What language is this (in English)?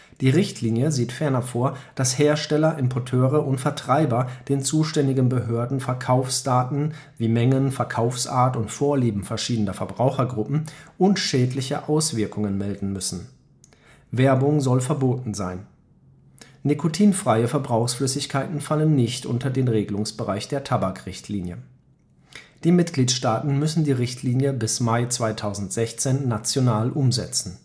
German